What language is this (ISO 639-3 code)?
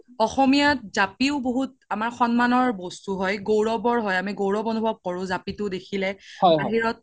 asm